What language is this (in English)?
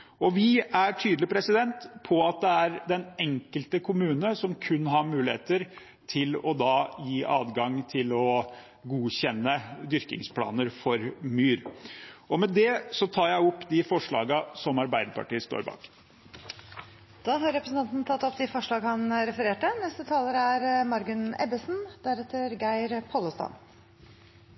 Norwegian